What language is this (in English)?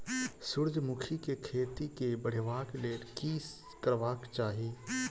Maithili